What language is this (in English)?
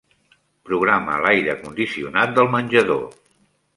Catalan